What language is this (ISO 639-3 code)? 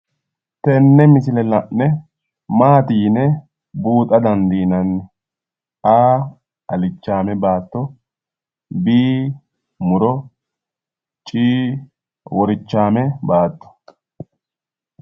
sid